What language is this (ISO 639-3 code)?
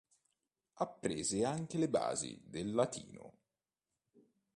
ita